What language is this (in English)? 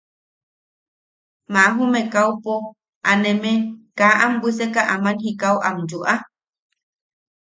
Yaqui